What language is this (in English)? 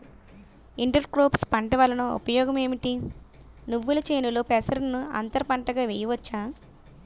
Telugu